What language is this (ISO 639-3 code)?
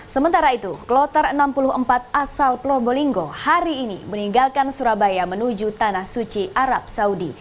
ind